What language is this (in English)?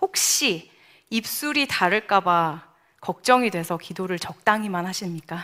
Korean